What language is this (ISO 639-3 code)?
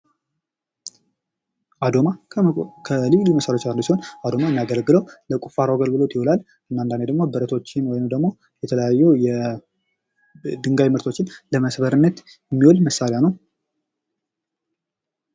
amh